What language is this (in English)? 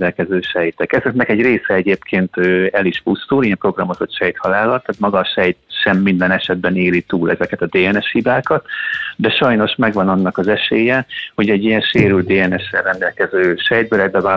Hungarian